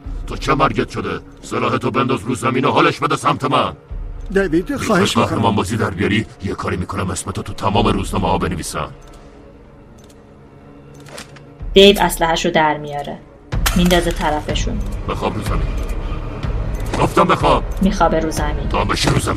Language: Persian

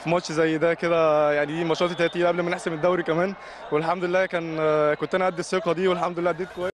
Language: Arabic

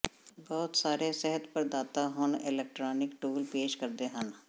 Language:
Punjabi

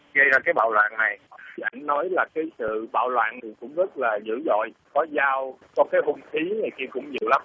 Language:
Vietnamese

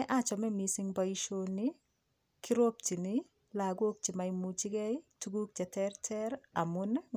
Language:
Kalenjin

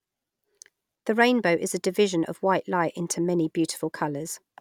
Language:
English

